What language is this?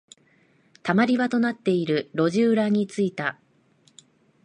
Japanese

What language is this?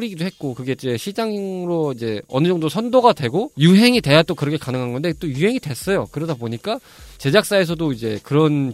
Korean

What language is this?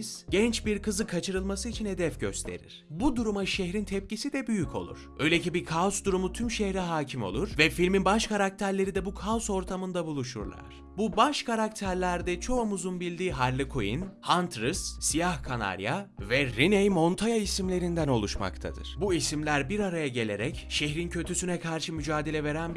Turkish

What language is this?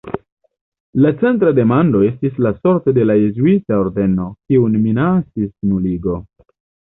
Esperanto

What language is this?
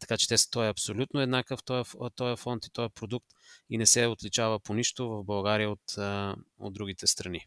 Bulgarian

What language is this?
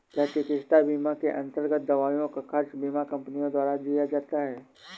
Hindi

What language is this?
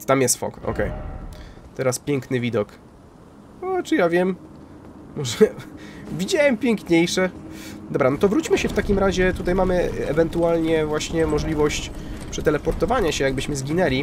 Polish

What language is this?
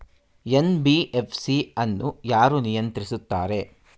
Kannada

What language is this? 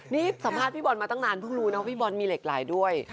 Thai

